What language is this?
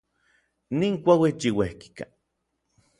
Orizaba Nahuatl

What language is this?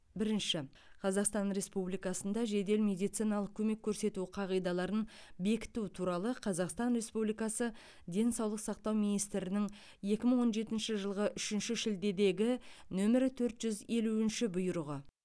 Kazakh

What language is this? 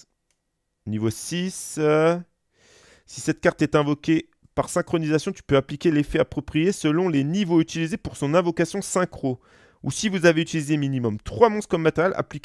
French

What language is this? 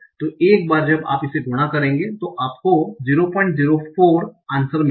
Hindi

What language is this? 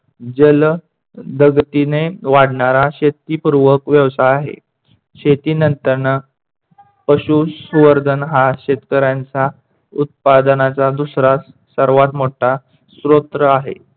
Marathi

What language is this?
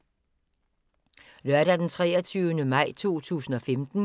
Danish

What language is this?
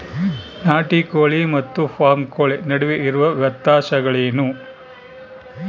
Kannada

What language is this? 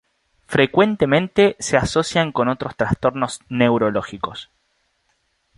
Spanish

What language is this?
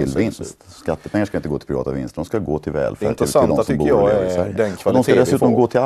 Swedish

